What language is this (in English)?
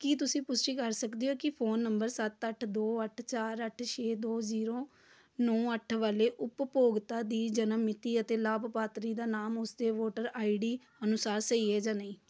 Punjabi